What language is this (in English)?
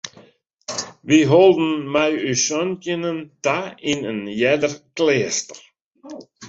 Western Frisian